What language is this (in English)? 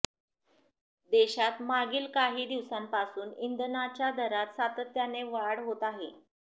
Marathi